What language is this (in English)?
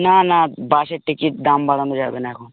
Bangla